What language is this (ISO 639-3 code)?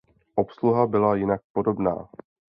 ces